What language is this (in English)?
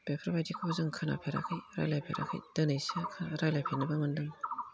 Bodo